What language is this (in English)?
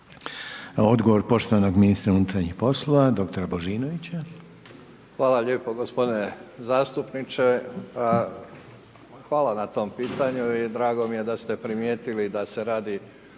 Croatian